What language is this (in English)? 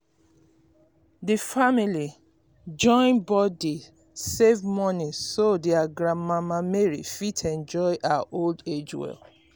Nigerian Pidgin